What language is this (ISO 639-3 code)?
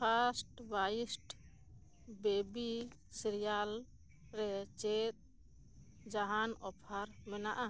sat